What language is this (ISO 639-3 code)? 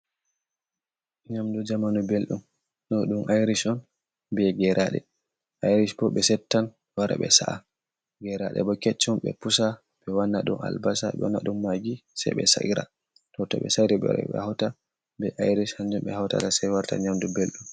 ful